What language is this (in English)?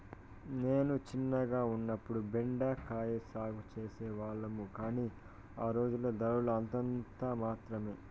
Telugu